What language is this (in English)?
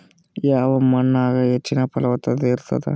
Kannada